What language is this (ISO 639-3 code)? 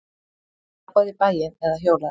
isl